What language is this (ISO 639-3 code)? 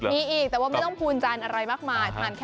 tha